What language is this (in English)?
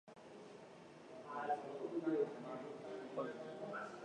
English